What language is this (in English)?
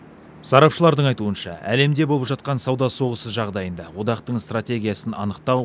Kazakh